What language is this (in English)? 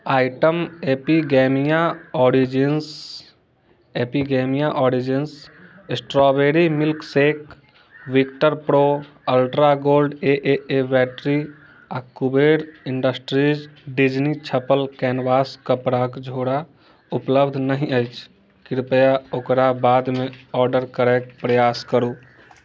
Maithili